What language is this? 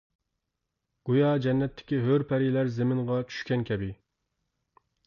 Uyghur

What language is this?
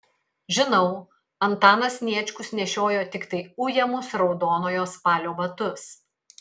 Lithuanian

